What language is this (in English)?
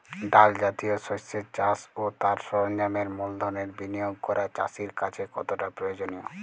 Bangla